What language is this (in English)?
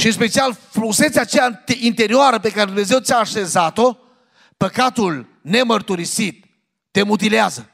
Romanian